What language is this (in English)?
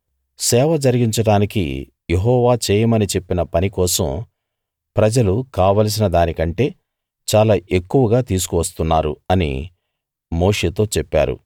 Telugu